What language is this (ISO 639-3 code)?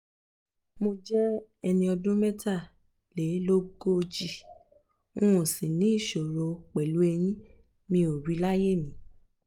yor